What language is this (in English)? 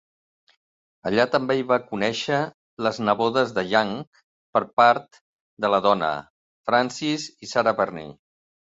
Catalan